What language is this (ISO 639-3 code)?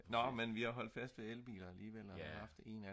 dan